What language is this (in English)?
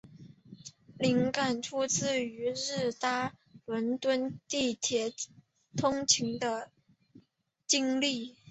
Chinese